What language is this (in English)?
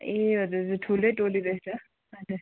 Nepali